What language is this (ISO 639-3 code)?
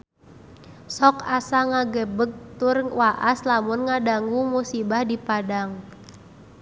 sun